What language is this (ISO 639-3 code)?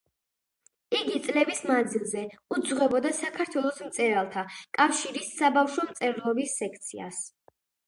kat